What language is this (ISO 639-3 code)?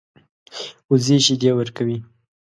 pus